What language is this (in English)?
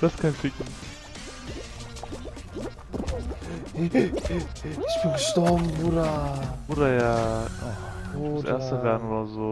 German